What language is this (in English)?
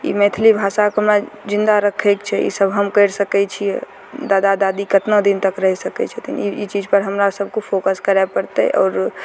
Maithili